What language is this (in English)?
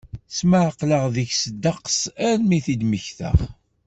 Kabyle